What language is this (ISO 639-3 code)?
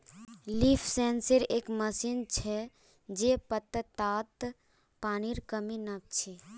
mag